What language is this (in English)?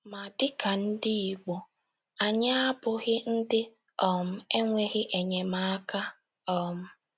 Igbo